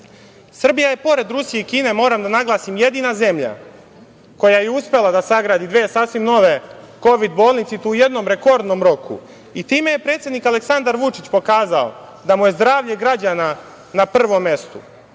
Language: Serbian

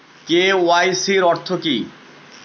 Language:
Bangla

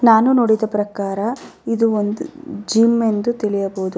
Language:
Kannada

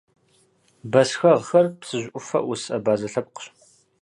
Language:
Kabardian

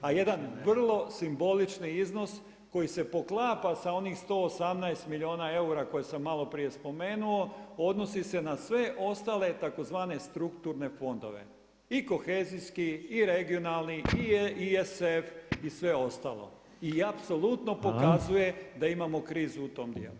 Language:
Croatian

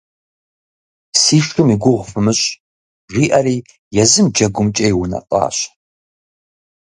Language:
Kabardian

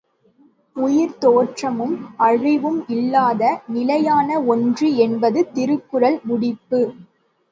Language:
Tamil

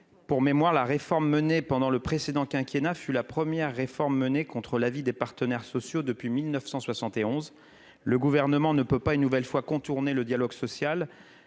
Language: French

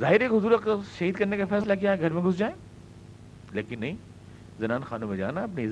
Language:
Urdu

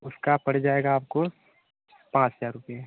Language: Hindi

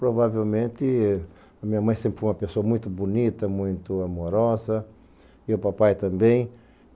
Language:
Portuguese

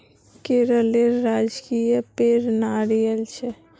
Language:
Magahi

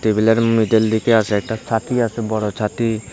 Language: Bangla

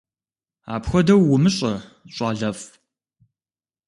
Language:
Kabardian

